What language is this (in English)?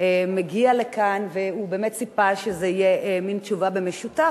Hebrew